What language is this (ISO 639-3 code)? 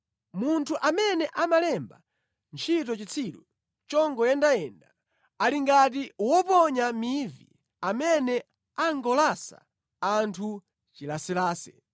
nya